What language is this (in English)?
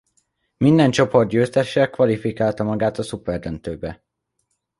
Hungarian